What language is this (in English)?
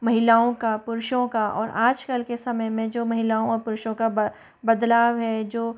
Hindi